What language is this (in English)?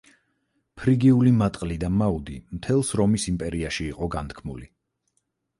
Georgian